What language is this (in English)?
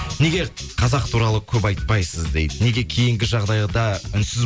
Kazakh